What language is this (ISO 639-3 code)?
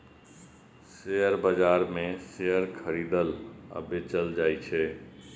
mai